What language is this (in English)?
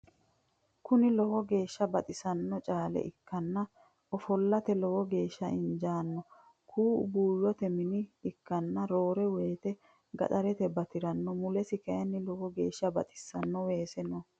Sidamo